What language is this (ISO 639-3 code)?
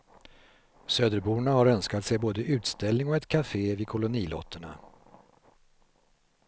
swe